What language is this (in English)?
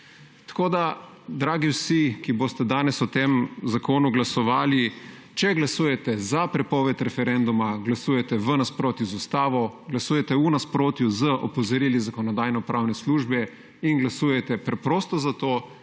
Slovenian